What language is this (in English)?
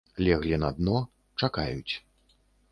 Belarusian